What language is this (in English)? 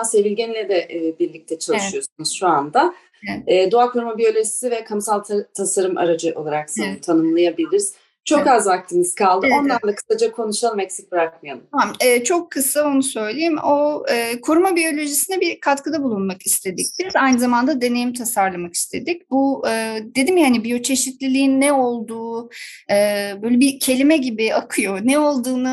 Turkish